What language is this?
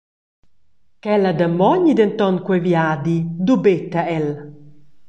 Romansh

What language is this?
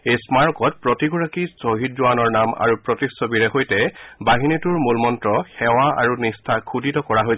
Assamese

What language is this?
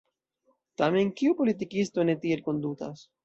Esperanto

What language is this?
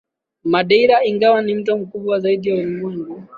Swahili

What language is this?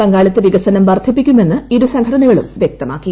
Malayalam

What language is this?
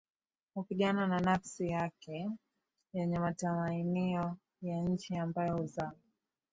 Swahili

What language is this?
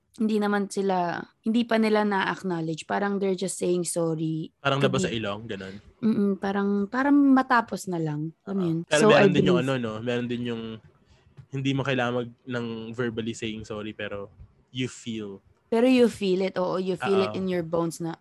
Filipino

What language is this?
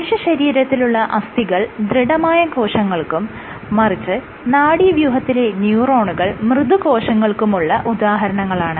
Malayalam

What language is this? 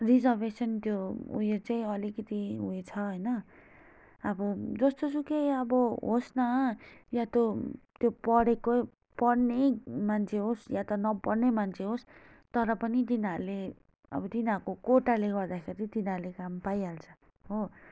Nepali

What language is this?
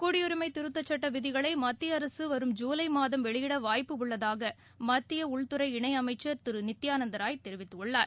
Tamil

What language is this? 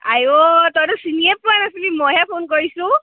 Assamese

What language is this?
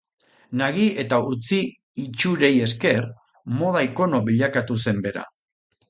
Basque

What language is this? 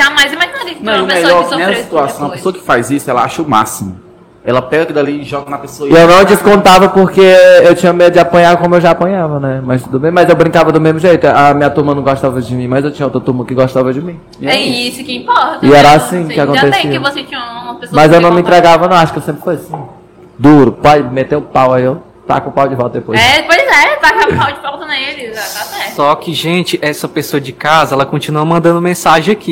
Portuguese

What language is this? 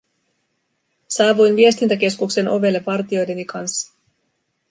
Finnish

